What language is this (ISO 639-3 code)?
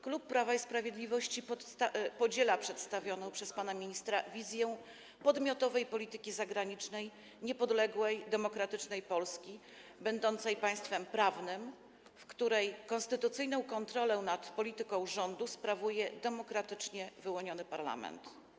pol